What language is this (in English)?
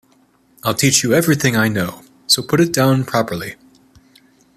English